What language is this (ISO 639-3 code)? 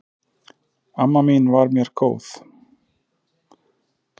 isl